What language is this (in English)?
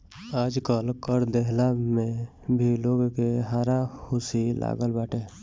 Bhojpuri